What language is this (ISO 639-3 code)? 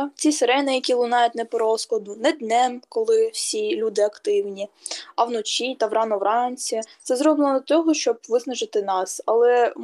ukr